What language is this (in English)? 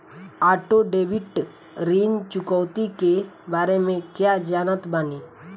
Bhojpuri